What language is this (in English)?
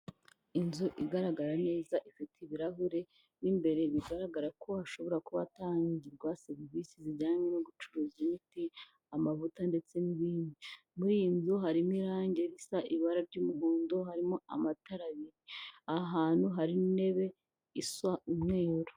Kinyarwanda